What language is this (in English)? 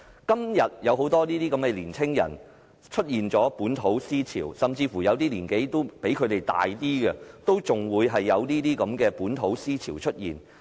Cantonese